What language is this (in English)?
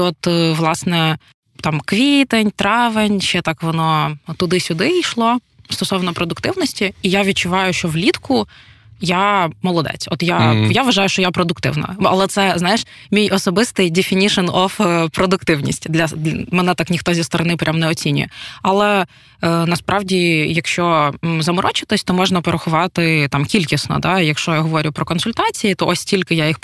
Ukrainian